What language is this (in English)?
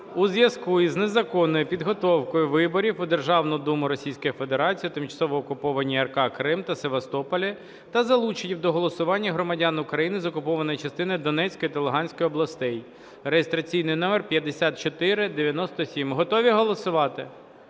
Ukrainian